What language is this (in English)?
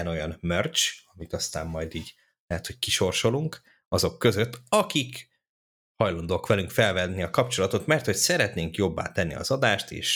Hungarian